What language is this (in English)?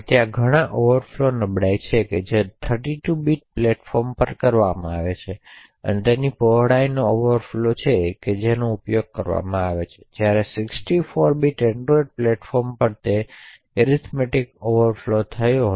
Gujarati